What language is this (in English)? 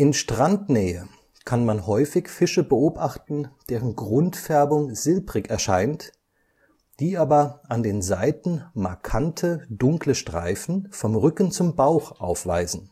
German